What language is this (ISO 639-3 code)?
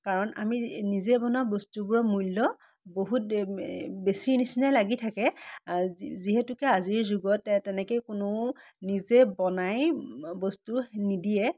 asm